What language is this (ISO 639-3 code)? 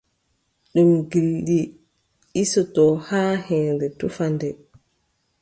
fub